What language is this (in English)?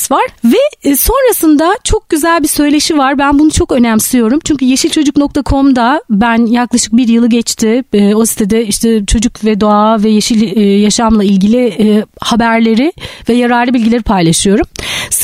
Turkish